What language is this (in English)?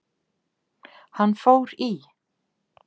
Icelandic